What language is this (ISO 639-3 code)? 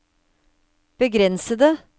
nor